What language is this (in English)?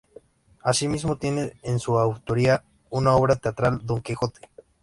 Spanish